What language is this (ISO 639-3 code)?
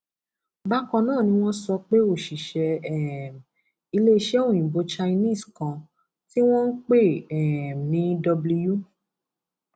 yor